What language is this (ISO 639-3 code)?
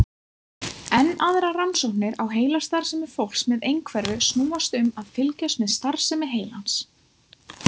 isl